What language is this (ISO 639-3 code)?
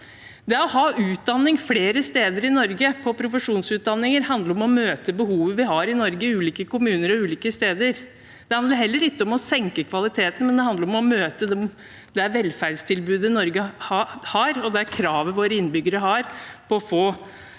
nor